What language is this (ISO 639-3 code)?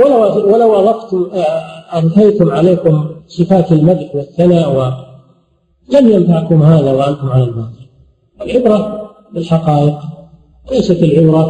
ara